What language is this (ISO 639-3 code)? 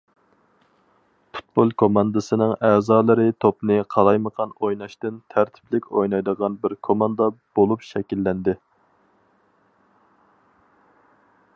uig